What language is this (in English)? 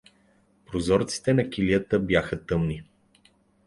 Bulgarian